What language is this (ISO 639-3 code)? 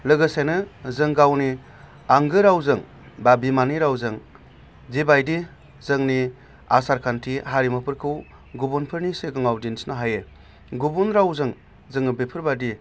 brx